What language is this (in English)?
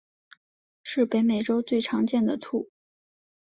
Chinese